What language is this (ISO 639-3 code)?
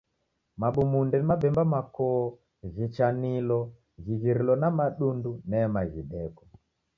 dav